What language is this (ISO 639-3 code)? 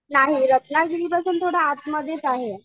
mar